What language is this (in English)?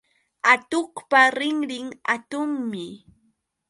Yauyos Quechua